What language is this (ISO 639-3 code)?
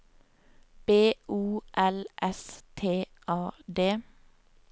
nor